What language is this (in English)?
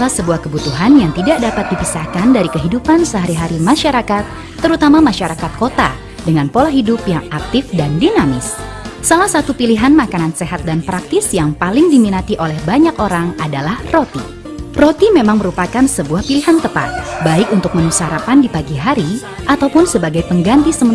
Indonesian